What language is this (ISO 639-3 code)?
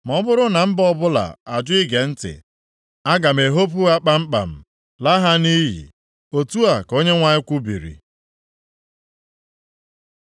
ibo